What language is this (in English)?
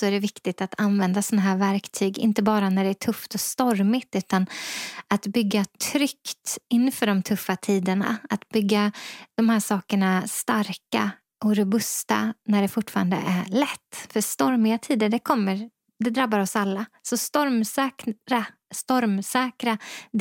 Swedish